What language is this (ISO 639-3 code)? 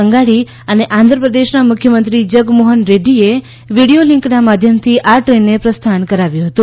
guj